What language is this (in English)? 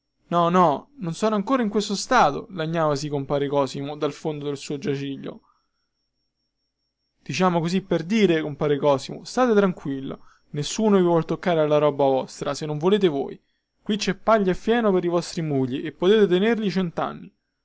Italian